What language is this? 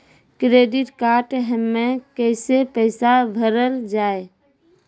Maithili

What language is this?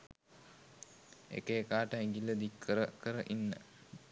Sinhala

